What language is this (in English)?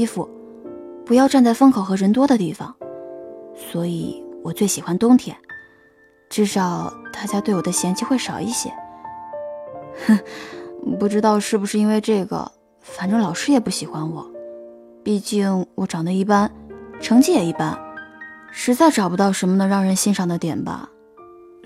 Chinese